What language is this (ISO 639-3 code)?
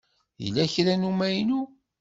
kab